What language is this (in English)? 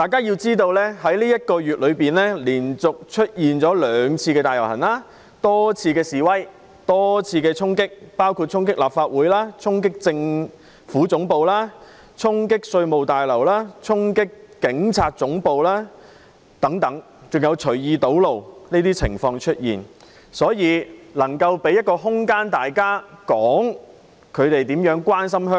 Cantonese